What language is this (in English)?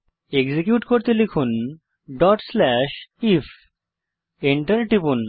Bangla